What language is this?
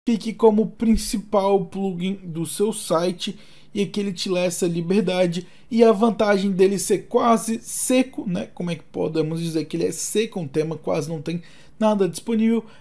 Portuguese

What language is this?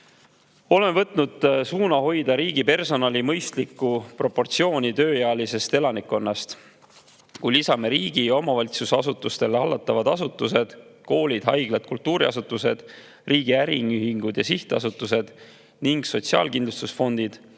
Estonian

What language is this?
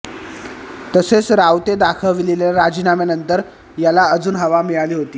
Marathi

